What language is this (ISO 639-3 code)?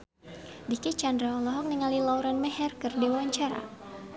sun